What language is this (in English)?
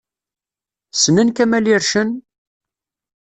Kabyle